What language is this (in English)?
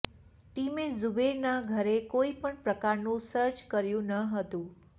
Gujarati